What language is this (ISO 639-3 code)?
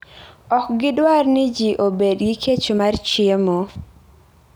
luo